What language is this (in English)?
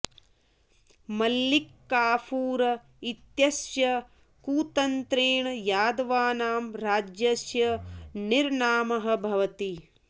Sanskrit